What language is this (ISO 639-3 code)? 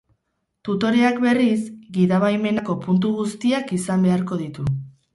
eus